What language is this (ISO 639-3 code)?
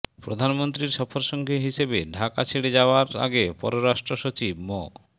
ben